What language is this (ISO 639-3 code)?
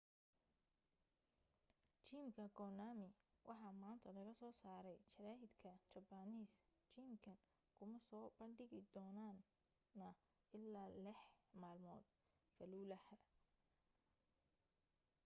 som